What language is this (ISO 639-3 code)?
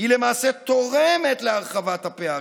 heb